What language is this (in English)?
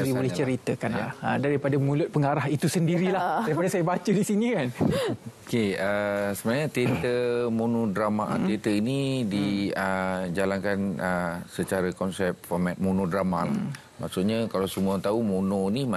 Malay